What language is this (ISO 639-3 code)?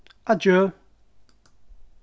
fao